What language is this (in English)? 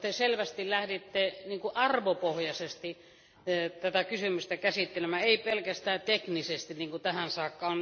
Finnish